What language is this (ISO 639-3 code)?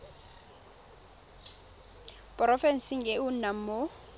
tsn